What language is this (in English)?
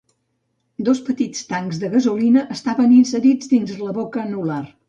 Catalan